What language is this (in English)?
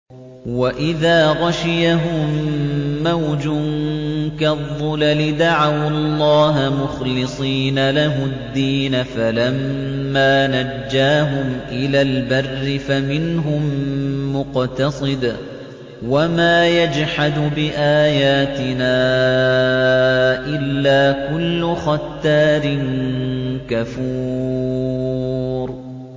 Arabic